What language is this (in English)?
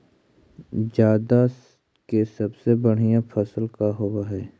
Magahi